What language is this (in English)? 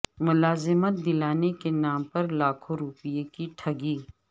Urdu